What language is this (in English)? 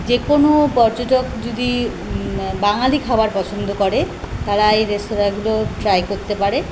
Bangla